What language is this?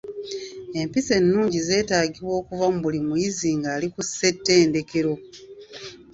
Ganda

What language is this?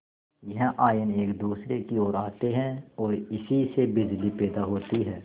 Hindi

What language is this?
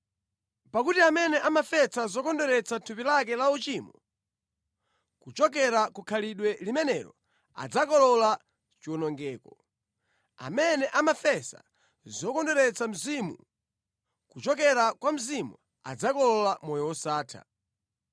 Nyanja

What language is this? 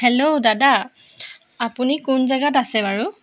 Assamese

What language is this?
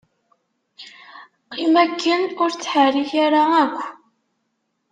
Kabyle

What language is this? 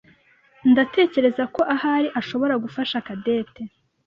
Kinyarwanda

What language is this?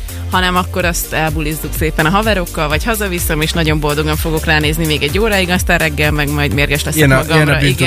Hungarian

